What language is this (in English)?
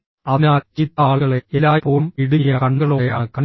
Malayalam